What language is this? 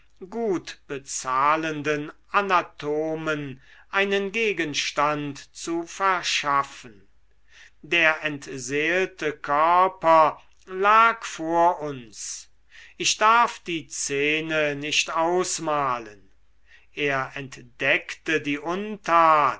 German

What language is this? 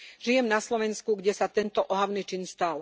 Slovak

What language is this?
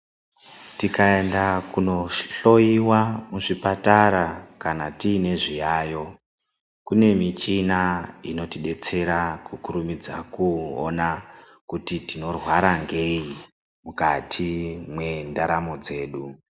Ndau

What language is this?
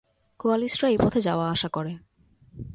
Bangla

